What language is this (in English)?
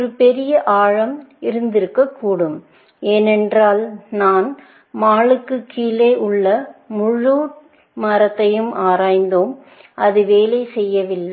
Tamil